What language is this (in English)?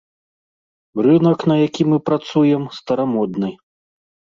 Belarusian